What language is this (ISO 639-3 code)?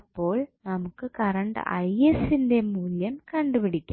mal